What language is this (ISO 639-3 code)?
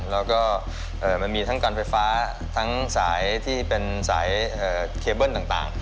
tha